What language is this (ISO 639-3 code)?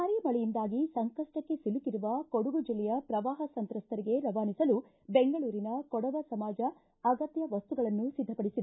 kan